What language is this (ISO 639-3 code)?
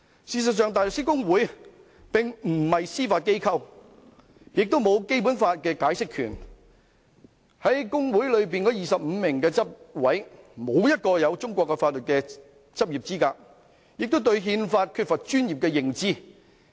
yue